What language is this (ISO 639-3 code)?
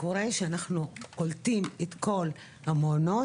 heb